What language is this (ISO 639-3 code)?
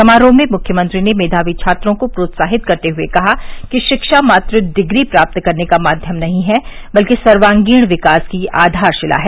hin